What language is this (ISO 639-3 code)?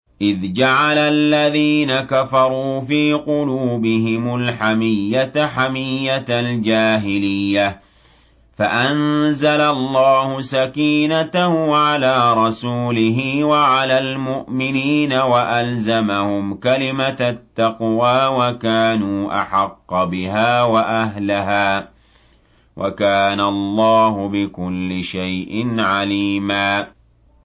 ara